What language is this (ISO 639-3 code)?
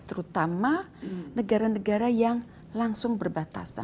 ind